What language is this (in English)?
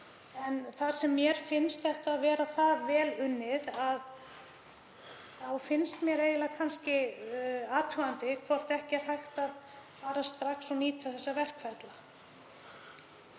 Icelandic